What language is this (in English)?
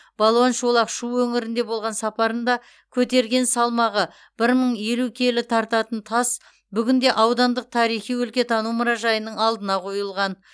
Kazakh